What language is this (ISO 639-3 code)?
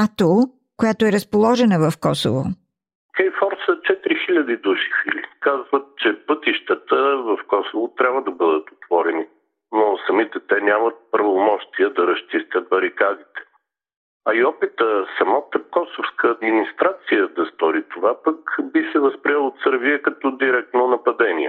bul